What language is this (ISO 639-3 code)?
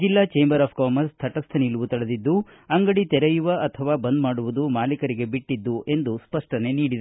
kan